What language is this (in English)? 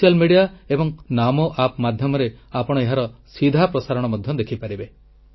Odia